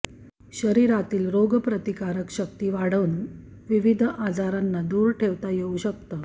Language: Marathi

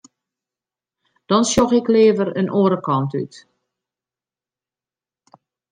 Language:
Western Frisian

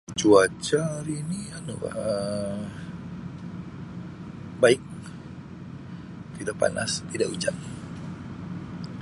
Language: Sabah Malay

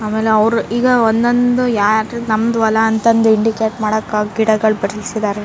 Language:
Kannada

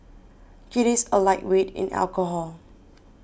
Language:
English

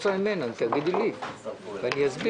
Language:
Hebrew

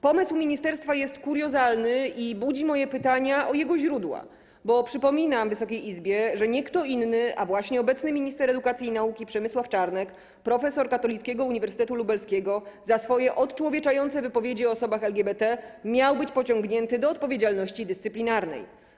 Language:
Polish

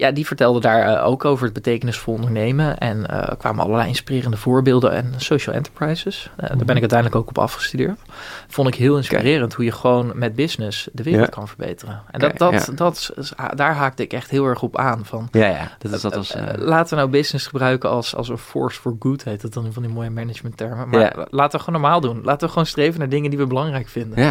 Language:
Dutch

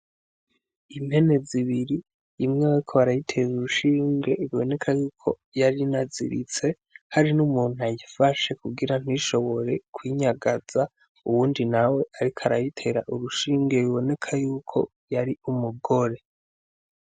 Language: Rundi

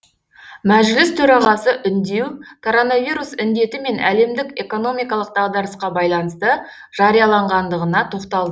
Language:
Kazakh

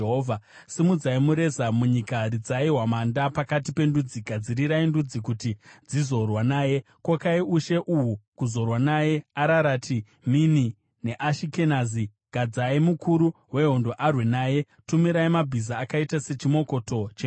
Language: Shona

